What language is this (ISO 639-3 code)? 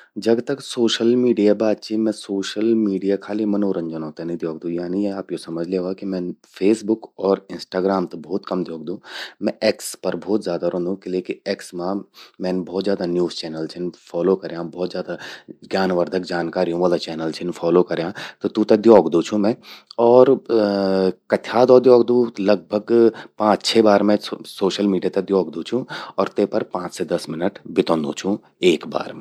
gbm